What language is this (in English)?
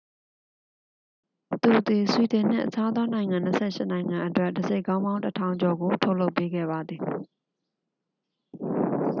Burmese